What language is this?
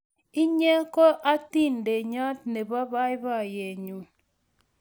Kalenjin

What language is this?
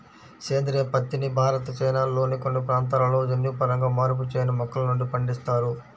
Telugu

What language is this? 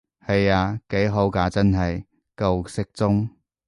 Cantonese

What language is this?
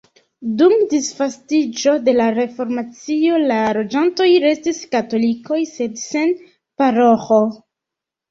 Esperanto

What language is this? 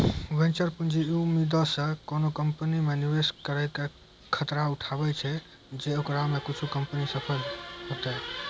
Maithili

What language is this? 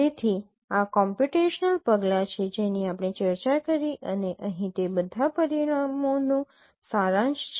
Gujarati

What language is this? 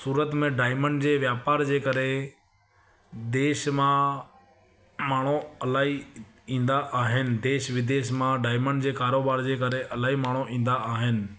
Sindhi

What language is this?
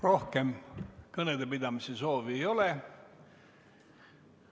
Estonian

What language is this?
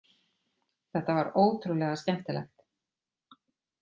Icelandic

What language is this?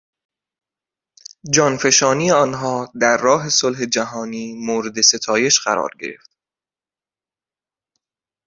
Persian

